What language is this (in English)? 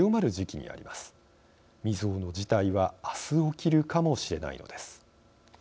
Japanese